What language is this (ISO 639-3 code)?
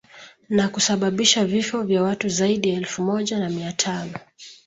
swa